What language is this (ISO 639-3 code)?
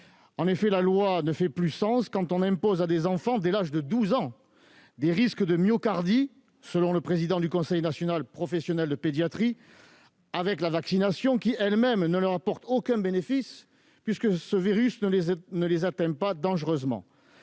fra